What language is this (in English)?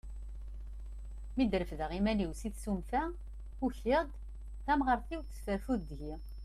Kabyle